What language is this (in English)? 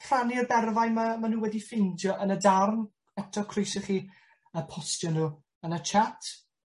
Welsh